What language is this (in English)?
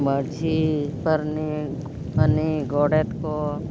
Santali